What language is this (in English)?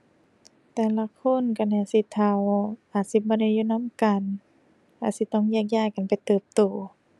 Thai